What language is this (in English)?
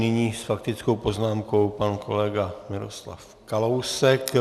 Czech